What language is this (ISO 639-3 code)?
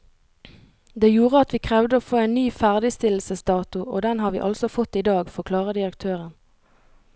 nor